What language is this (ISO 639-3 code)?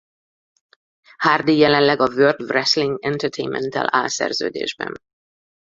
hun